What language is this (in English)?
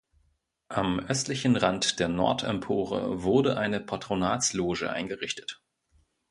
German